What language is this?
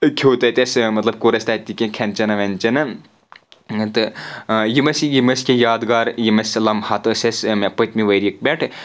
Kashmiri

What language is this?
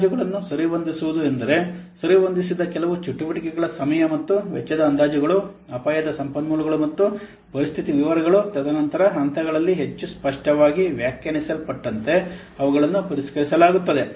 Kannada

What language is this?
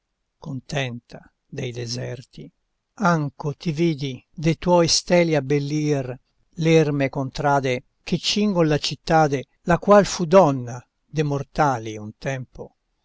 Italian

